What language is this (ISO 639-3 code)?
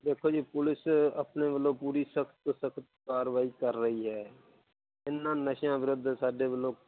pan